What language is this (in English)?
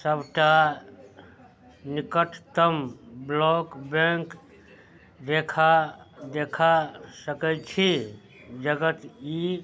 Maithili